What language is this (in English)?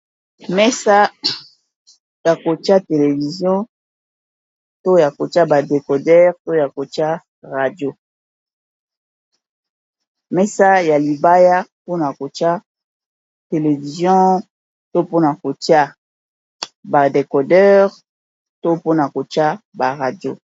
Lingala